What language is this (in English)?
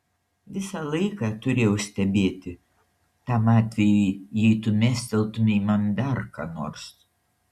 Lithuanian